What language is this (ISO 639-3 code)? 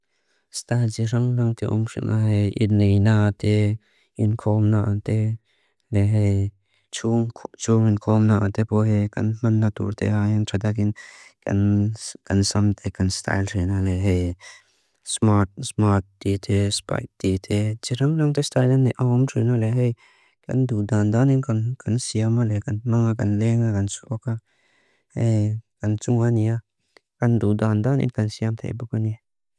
lus